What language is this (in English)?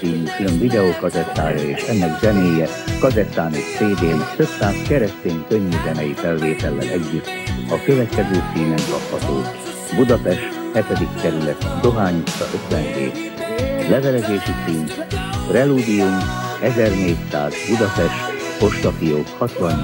Hungarian